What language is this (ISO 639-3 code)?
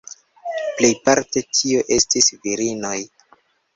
epo